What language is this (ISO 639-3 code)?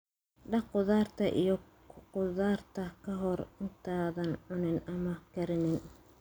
som